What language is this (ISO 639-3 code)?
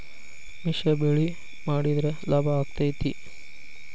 kan